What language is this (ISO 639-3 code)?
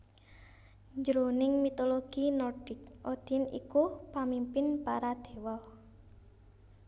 jav